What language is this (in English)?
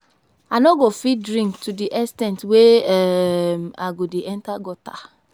Nigerian Pidgin